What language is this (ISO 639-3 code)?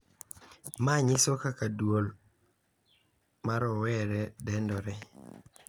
luo